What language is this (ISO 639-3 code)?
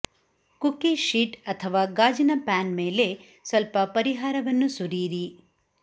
kan